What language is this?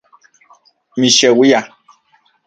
Central Puebla Nahuatl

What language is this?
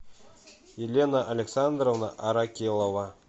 Russian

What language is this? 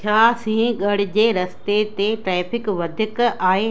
Sindhi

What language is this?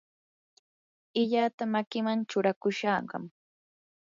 Yanahuanca Pasco Quechua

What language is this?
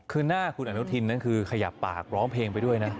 Thai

